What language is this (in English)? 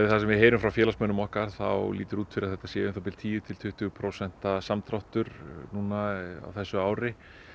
Icelandic